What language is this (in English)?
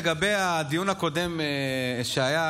Hebrew